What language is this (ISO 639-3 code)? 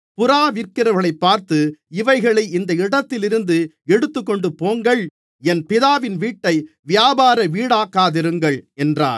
tam